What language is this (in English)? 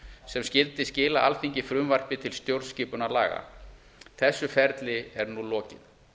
Icelandic